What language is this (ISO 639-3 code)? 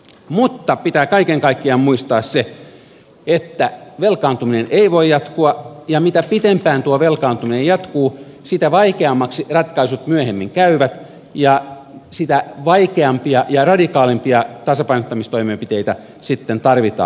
fin